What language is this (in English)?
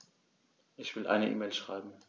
German